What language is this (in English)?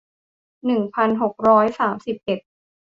Thai